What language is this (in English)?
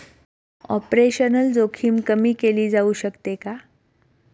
Marathi